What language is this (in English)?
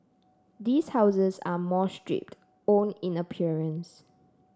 English